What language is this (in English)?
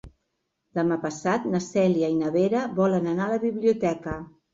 Catalan